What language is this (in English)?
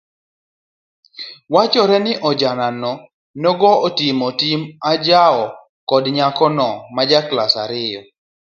Luo (Kenya and Tanzania)